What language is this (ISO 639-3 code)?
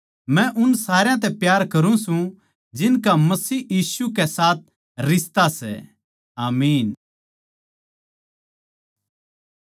bgc